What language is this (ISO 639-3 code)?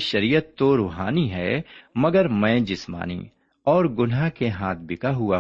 urd